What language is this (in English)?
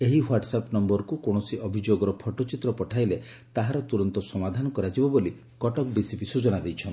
Odia